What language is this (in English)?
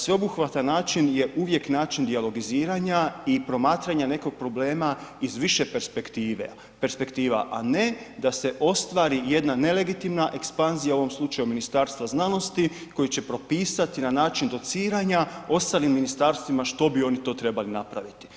Croatian